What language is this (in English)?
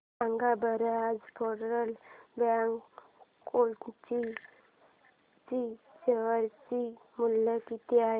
Marathi